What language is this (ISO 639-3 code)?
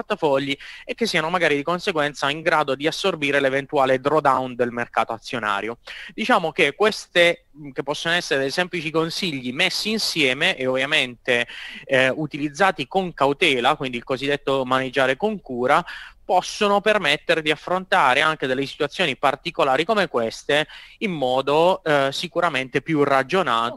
ita